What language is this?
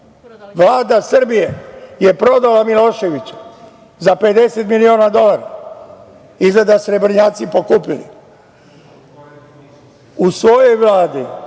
Serbian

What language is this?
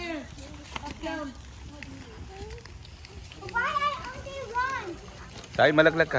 Indonesian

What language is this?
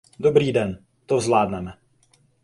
Czech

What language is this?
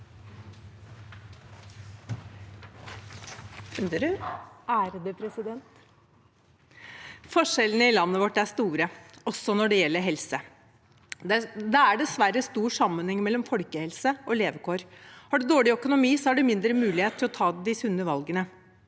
Norwegian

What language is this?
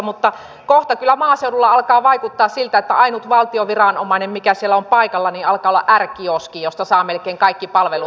Finnish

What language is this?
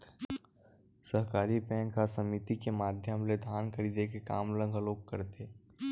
Chhattisgarhi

